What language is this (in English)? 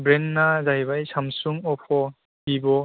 Bodo